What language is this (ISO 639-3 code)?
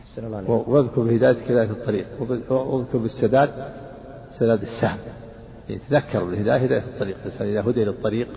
ara